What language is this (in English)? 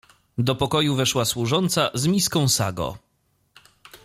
Polish